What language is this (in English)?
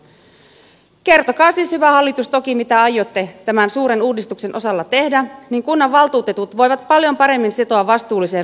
Finnish